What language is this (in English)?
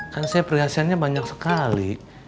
Indonesian